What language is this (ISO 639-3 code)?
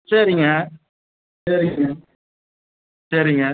tam